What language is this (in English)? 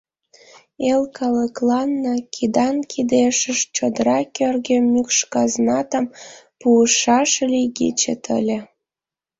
Mari